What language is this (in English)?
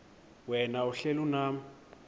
Xhosa